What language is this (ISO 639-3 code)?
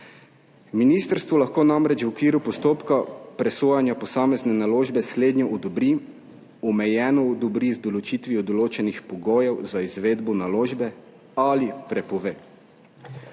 slv